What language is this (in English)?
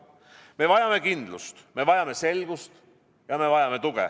Estonian